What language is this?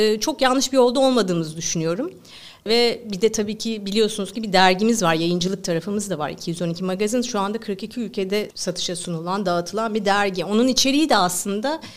Turkish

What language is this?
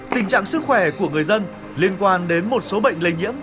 Vietnamese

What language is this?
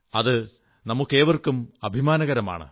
Malayalam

